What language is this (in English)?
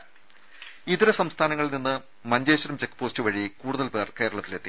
Malayalam